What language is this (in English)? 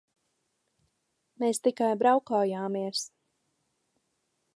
Latvian